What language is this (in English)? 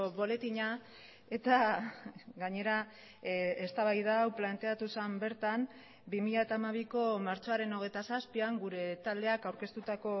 Basque